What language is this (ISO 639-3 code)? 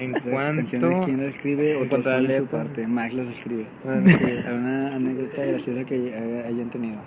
spa